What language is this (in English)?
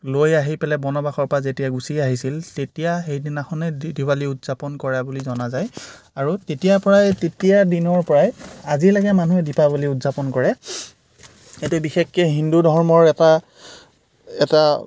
Assamese